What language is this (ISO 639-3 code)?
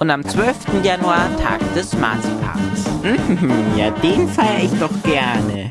deu